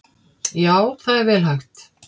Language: Icelandic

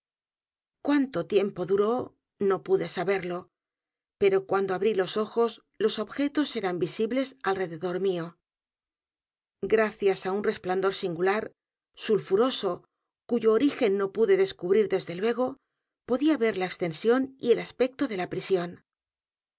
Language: Spanish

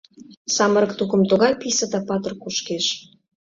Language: Mari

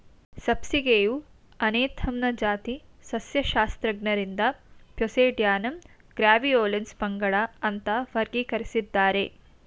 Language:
Kannada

